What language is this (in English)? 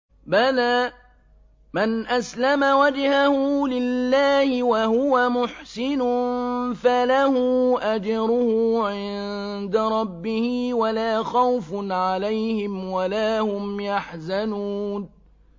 Arabic